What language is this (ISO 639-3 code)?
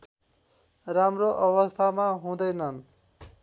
nep